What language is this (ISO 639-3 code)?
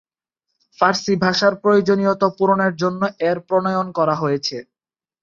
ben